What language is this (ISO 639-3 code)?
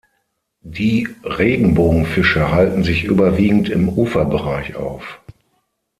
deu